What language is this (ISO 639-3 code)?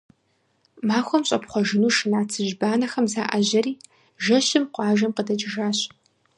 kbd